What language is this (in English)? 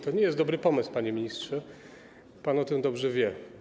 Polish